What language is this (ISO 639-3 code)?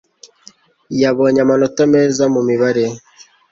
kin